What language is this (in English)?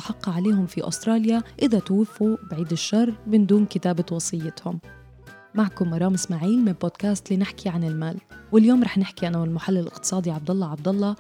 Arabic